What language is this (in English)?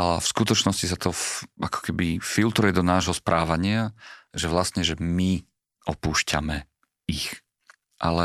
Slovak